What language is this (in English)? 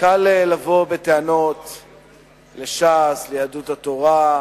Hebrew